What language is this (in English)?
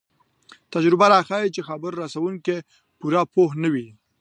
Pashto